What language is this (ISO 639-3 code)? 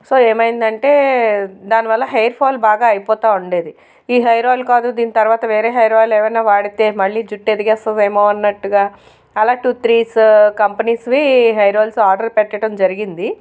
tel